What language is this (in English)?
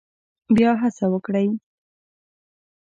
Pashto